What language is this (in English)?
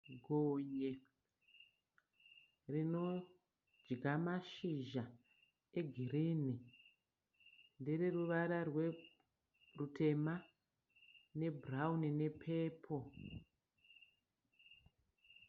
Shona